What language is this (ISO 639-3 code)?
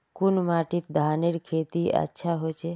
mag